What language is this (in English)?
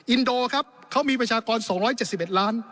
Thai